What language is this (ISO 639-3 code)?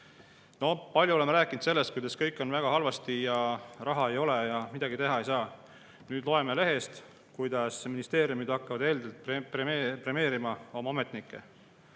est